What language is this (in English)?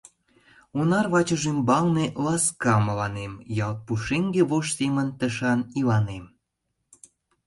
Mari